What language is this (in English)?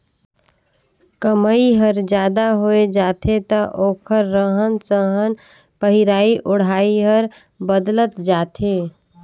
Chhattisgarhi